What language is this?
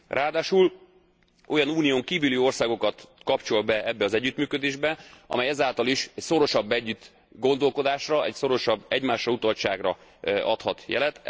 Hungarian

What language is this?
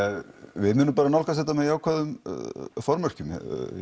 Icelandic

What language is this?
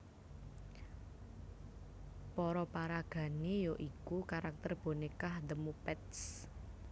Javanese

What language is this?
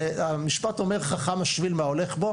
Hebrew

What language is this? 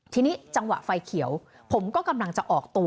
Thai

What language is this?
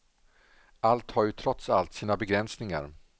Swedish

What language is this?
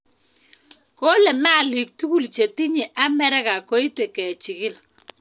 Kalenjin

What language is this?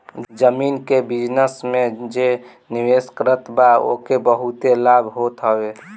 Bhojpuri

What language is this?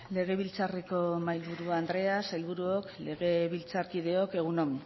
Basque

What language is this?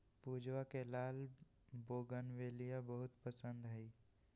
Magahi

